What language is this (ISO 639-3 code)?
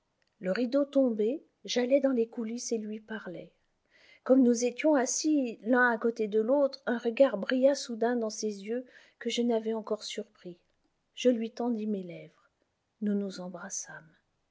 fra